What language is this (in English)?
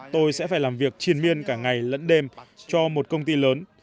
Vietnamese